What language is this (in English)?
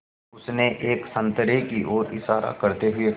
Hindi